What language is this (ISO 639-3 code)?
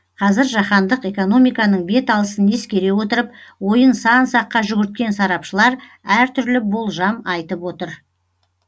kaz